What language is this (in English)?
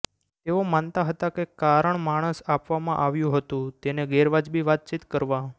Gujarati